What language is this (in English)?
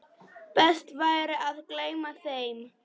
Icelandic